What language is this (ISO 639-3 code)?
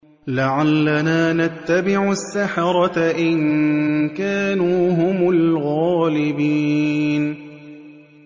ara